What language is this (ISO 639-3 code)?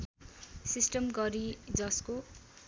nep